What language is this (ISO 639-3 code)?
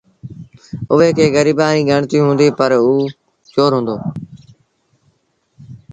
sbn